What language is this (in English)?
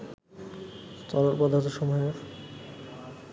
Bangla